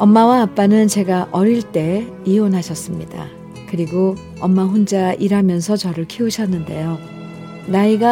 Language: Korean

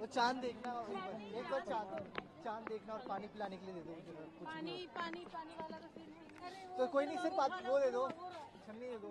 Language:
Hindi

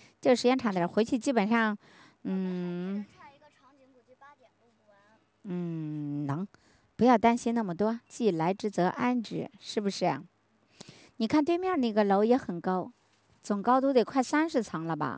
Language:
Chinese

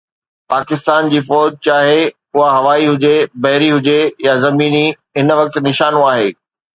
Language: Sindhi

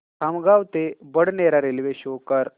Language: Marathi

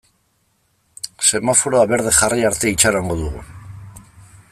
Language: Basque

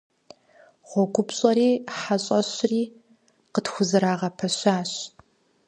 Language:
Kabardian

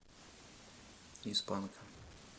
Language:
Russian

